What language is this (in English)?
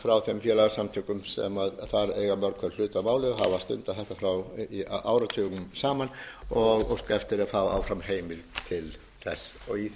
Icelandic